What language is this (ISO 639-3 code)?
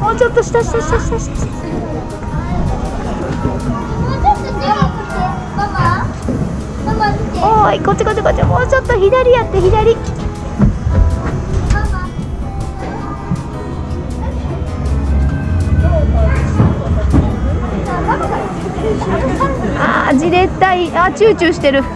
jpn